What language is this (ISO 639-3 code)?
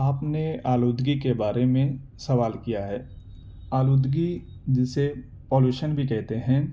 urd